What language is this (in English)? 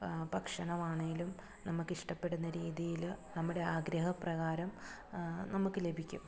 Malayalam